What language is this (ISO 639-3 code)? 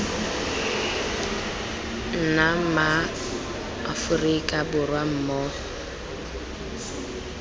tsn